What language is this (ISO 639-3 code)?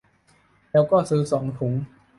tha